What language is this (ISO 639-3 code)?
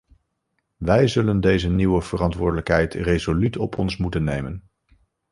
nld